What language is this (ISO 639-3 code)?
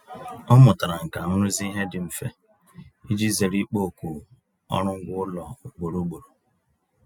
ibo